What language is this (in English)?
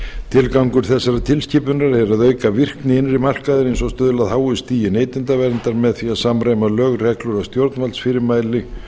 Icelandic